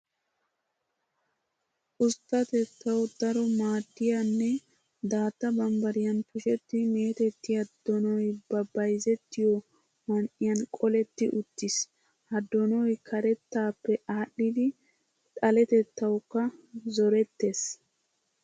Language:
Wolaytta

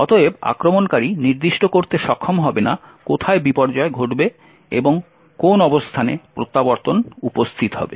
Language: Bangla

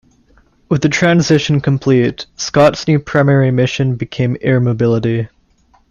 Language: English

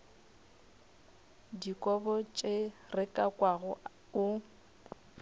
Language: Northern Sotho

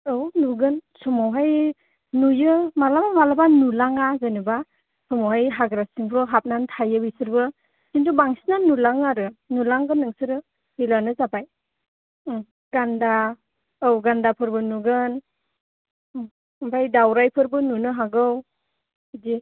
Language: Bodo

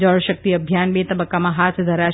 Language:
Gujarati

